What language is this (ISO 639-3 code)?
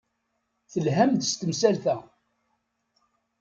kab